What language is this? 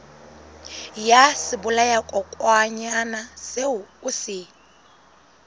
Southern Sotho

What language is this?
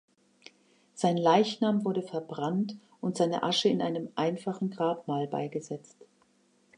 German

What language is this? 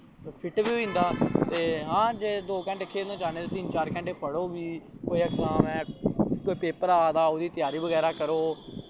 Dogri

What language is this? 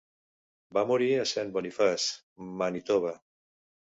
Catalan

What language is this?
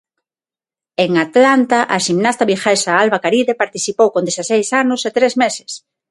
Galician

